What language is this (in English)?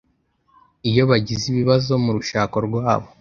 Kinyarwanda